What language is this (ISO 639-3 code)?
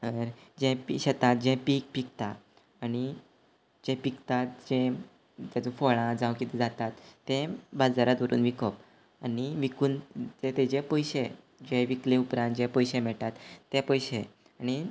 kok